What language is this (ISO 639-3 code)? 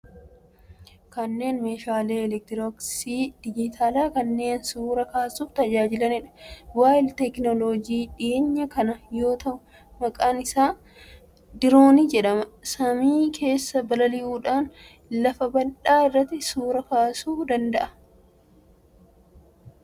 orm